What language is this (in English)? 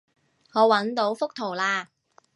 Cantonese